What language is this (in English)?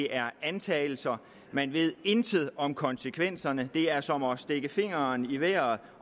Danish